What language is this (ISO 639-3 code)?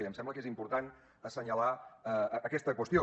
cat